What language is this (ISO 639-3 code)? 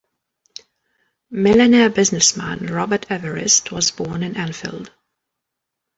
eng